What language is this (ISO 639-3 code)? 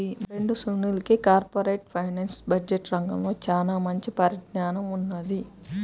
tel